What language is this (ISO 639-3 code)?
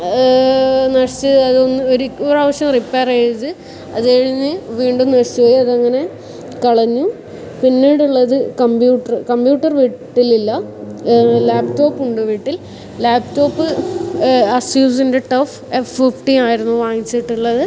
mal